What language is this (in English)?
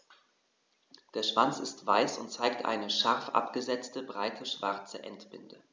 German